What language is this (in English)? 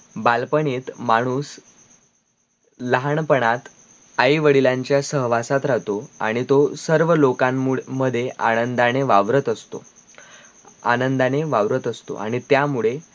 Marathi